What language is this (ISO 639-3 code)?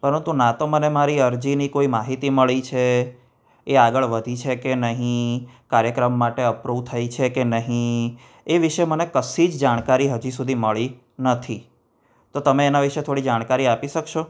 guj